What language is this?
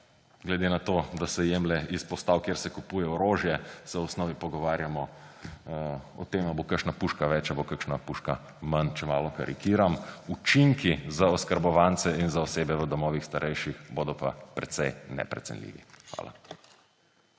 Slovenian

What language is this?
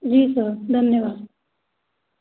Hindi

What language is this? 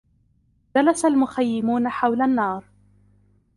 Arabic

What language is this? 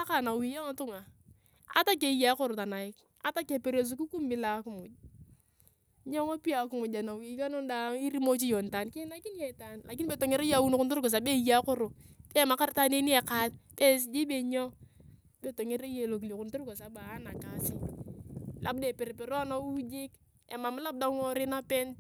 Turkana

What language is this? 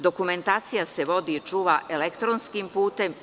Serbian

